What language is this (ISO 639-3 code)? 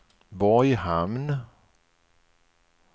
swe